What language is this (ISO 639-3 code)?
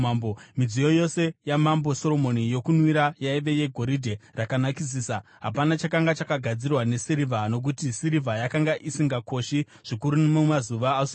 sna